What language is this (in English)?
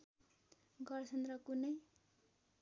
Nepali